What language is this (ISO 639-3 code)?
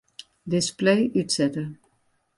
fry